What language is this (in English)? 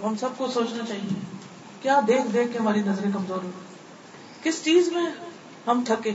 Urdu